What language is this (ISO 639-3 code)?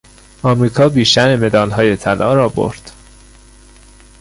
fas